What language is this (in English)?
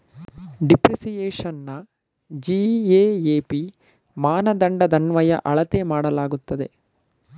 Kannada